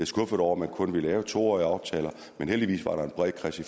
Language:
Danish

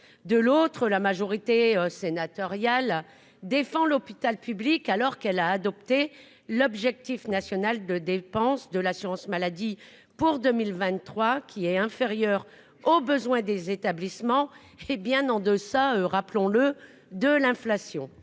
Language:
French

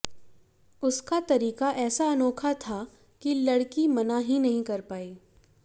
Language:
Hindi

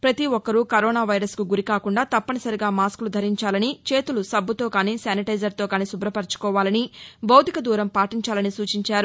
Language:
Telugu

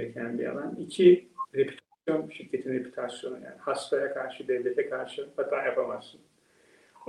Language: Turkish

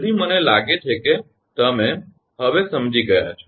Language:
Gujarati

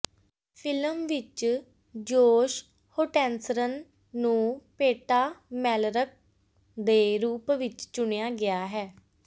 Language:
Punjabi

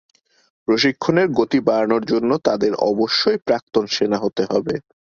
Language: Bangla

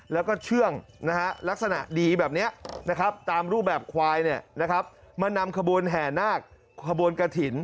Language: Thai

